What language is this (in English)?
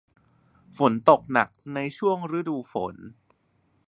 Thai